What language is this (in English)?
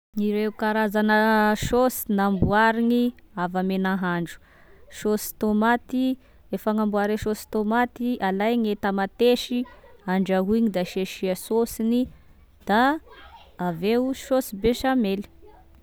Tesaka Malagasy